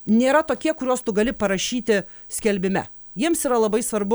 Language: Lithuanian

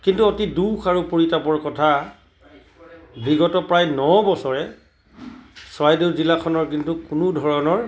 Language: Assamese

